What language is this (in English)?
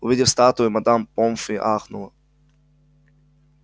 Russian